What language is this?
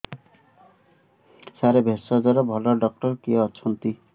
Odia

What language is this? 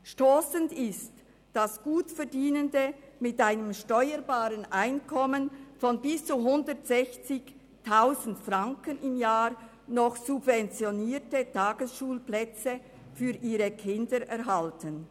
Swiss German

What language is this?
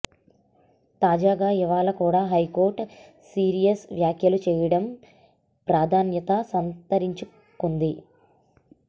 Telugu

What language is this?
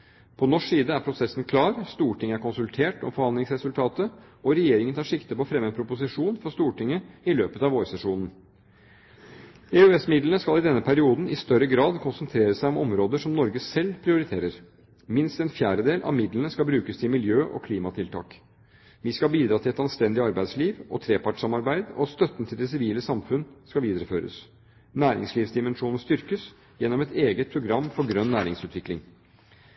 Norwegian Bokmål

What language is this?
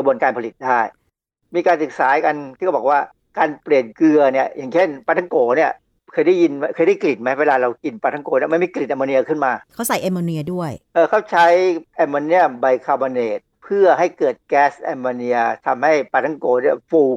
Thai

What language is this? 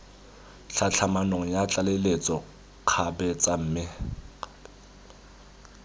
Tswana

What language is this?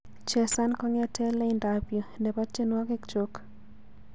Kalenjin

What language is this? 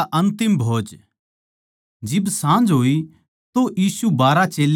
Haryanvi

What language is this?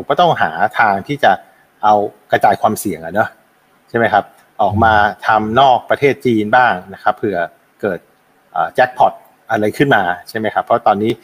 Thai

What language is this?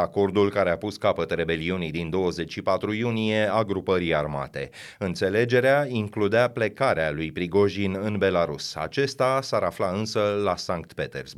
Romanian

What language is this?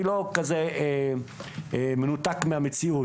Hebrew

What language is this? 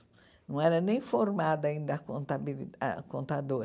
Portuguese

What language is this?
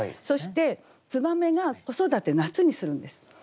Japanese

